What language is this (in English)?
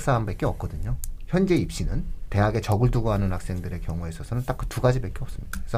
Korean